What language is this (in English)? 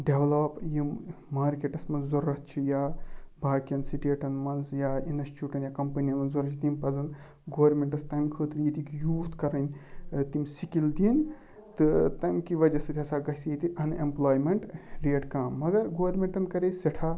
Kashmiri